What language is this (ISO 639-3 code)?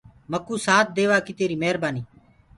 ggg